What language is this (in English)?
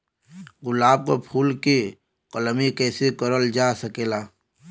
Bhojpuri